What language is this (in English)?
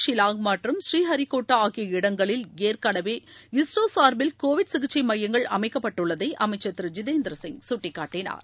Tamil